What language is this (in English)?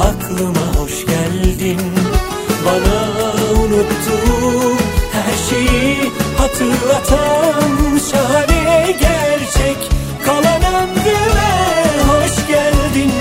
Turkish